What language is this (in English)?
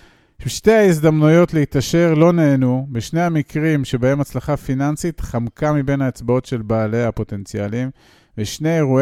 Hebrew